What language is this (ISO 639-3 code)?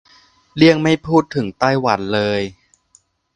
tha